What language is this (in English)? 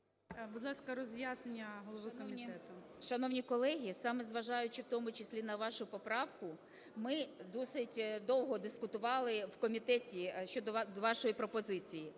Ukrainian